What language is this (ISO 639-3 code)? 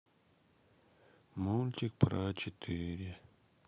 rus